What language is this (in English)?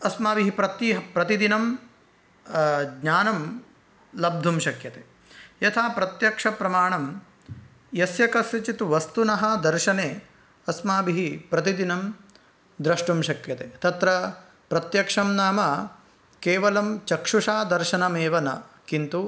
Sanskrit